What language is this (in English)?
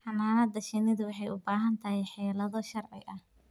Somali